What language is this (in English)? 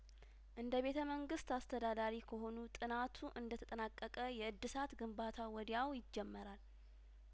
Amharic